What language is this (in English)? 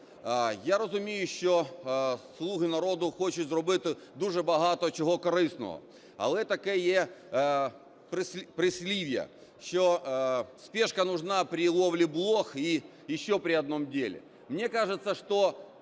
Ukrainian